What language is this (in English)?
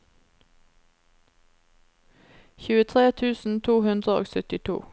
Norwegian